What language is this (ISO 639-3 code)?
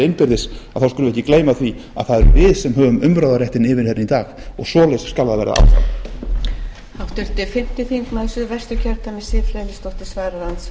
isl